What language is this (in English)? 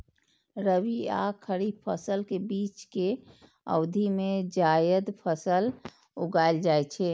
Maithili